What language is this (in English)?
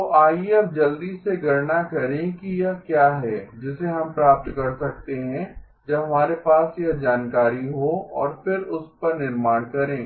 Hindi